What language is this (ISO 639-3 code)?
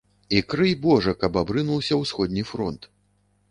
bel